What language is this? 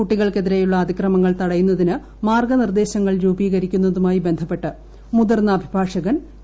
Malayalam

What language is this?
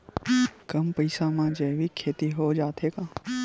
Chhattisgarhi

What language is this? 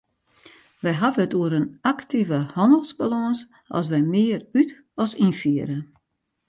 Western Frisian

